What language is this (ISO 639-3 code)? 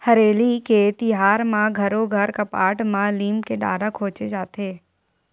hne